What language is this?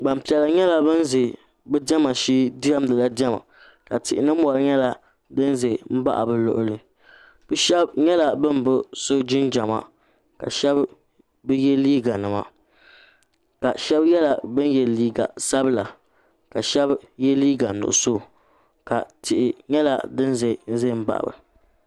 Dagbani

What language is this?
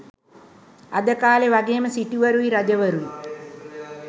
Sinhala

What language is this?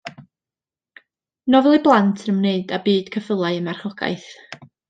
Welsh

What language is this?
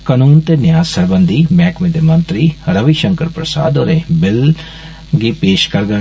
Dogri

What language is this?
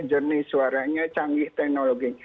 Indonesian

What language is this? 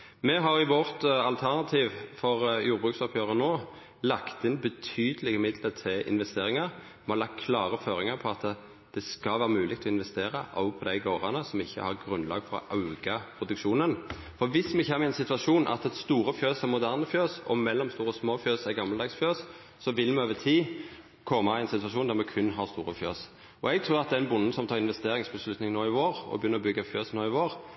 Norwegian Nynorsk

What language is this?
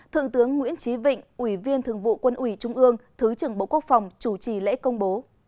Vietnamese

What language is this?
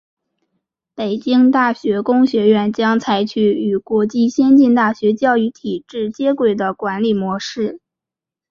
Chinese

